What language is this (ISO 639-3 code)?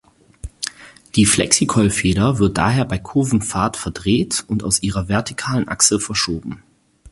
deu